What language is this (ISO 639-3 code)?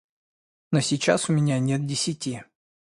rus